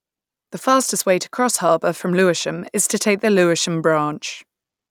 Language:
English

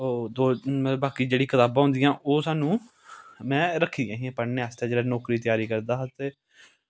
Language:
Dogri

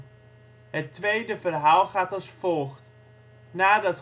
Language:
Dutch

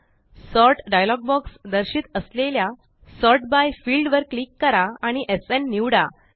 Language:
Marathi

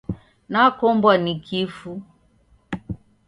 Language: Taita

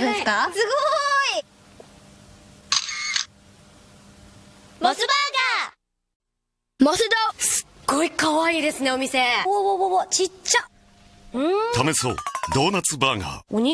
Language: Japanese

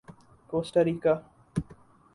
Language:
Urdu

